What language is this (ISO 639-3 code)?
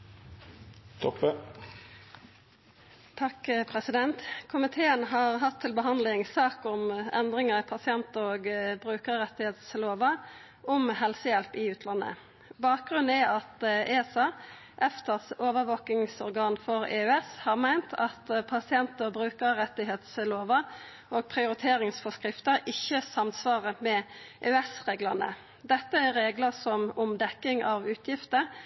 nno